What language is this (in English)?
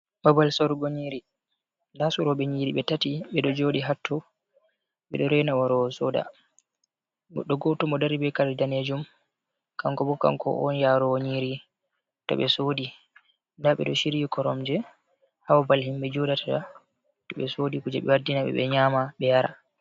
Fula